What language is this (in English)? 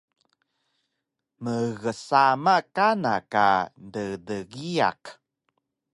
Taroko